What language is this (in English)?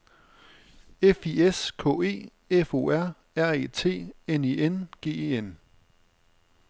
Danish